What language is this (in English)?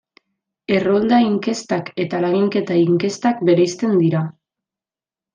Basque